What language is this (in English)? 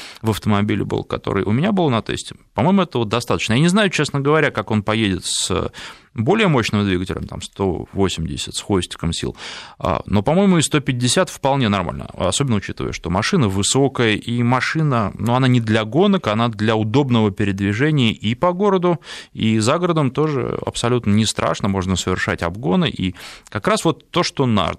Russian